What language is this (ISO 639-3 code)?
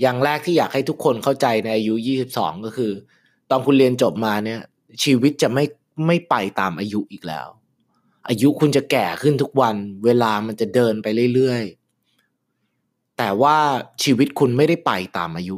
tha